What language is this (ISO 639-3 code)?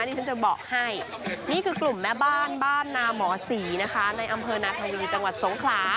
tha